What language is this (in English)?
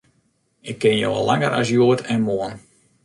Western Frisian